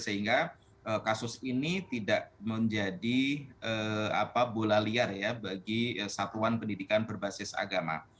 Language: Indonesian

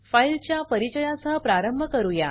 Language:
Marathi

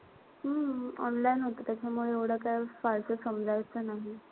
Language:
Marathi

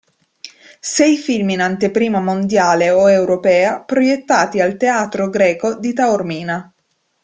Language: Italian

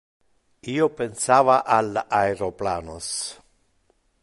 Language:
Interlingua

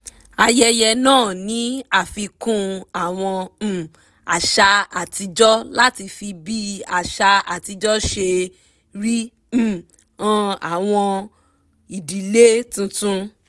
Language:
Yoruba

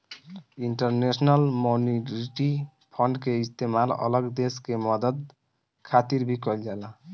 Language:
Bhojpuri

